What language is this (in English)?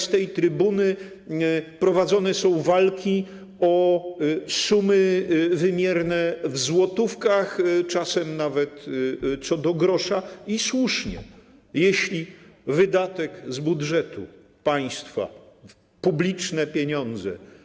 Polish